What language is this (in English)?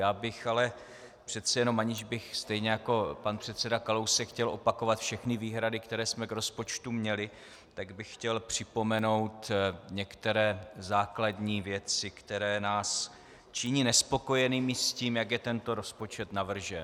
Czech